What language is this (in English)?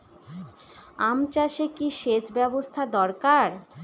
Bangla